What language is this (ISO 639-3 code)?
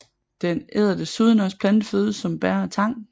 dan